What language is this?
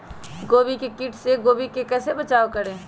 Magahi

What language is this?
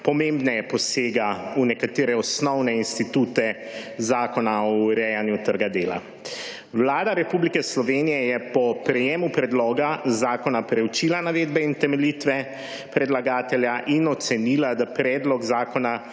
Slovenian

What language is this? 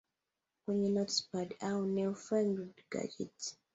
Swahili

